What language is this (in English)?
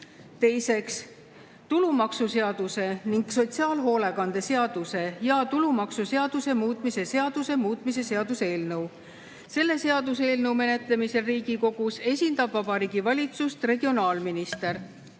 Estonian